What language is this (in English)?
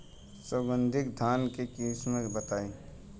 Bhojpuri